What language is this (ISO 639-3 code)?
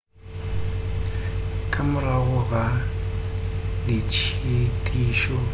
nso